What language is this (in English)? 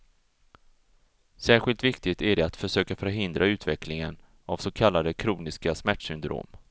Swedish